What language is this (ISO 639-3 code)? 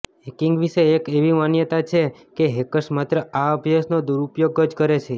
guj